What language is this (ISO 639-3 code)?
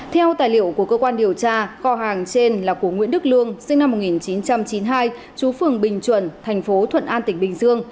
vie